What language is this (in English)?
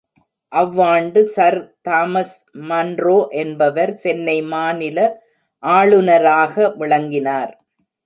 Tamil